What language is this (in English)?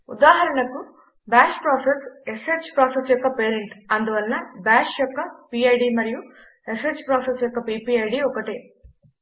Telugu